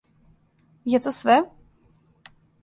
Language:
Serbian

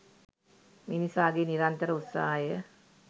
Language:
Sinhala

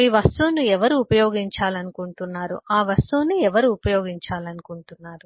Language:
Telugu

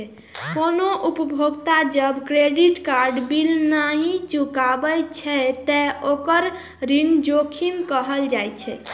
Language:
Maithili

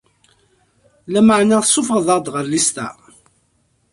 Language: Kabyle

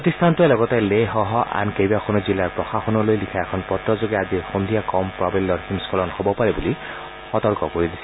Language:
Assamese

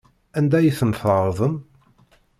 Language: Kabyle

